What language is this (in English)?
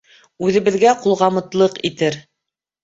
Bashkir